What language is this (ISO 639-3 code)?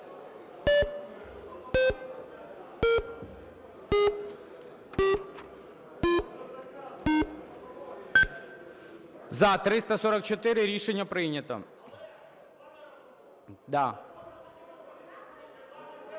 ukr